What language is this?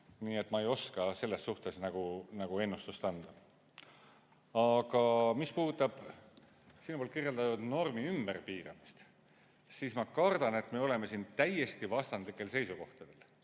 Estonian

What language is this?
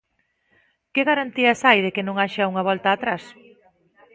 Galician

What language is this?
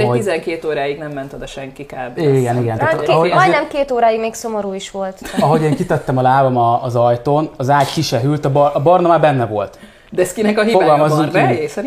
Hungarian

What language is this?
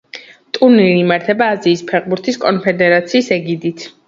Georgian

